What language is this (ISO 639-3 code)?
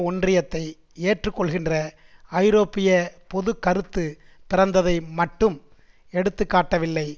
tam